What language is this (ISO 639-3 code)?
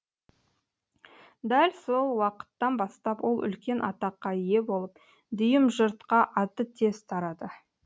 kaz